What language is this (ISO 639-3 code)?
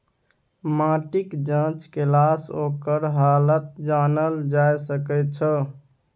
mai